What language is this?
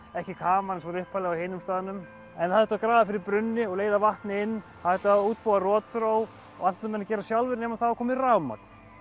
Icelandic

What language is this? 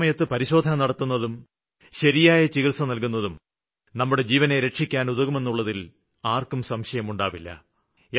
Malayalam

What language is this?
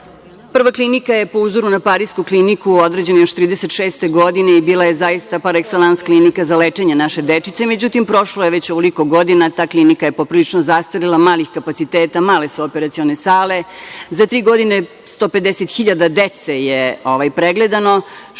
Serbian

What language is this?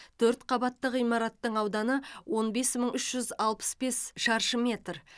Kazakh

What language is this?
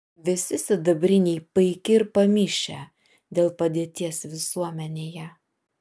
Lithuanian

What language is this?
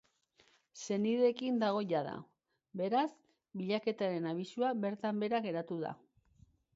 Basque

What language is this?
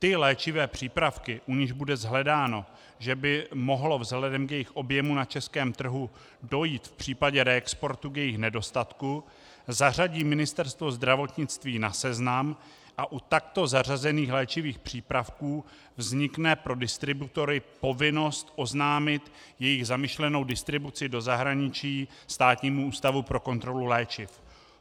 Czech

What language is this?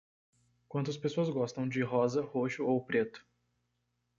Portuguese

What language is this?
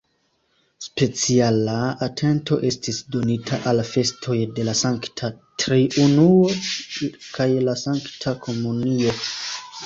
Esperanto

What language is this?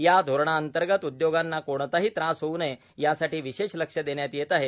Marathi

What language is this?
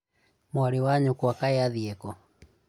Kikuyu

